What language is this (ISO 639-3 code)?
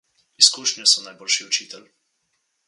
slv